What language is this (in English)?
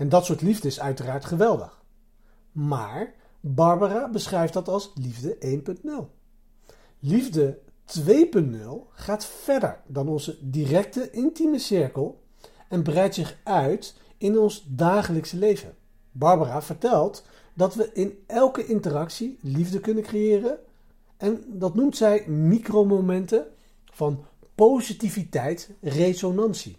Dutch